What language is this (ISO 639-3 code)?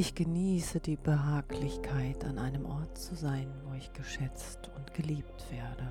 deu